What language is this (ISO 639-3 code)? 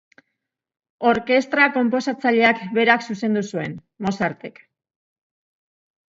eus